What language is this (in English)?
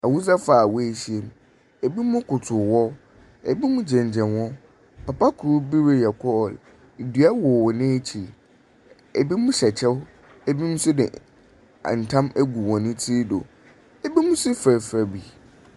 Akan